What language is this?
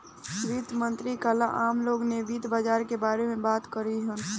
Bhojpuri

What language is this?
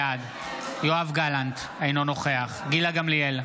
Hebrew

